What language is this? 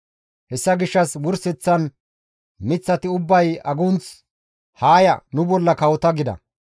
Gamo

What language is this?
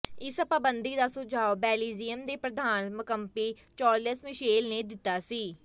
Punjabi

